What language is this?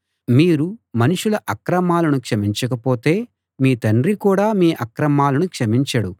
Telugu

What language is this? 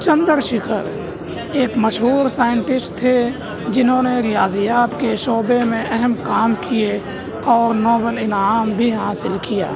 Urdu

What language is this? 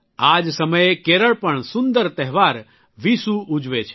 Gujarati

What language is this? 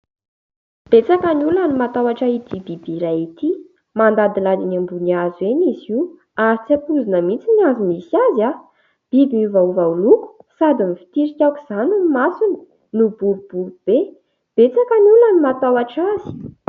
Malagasy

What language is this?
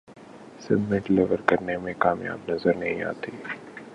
Urdu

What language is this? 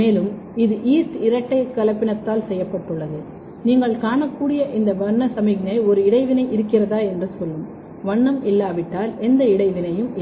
Tamil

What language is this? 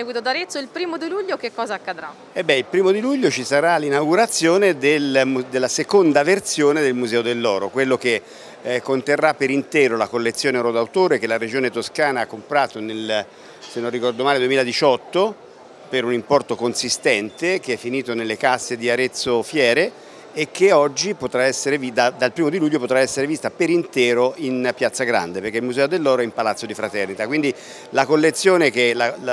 Italian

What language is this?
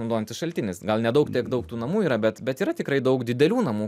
Lithuanian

